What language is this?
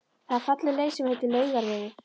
Icelandic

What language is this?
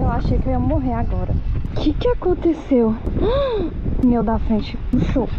Portuguese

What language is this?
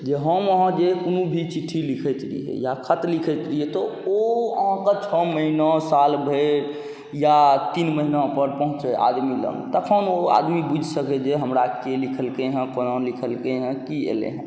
Maithili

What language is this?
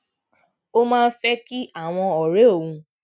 Yoruba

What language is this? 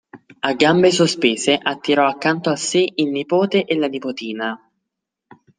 Italian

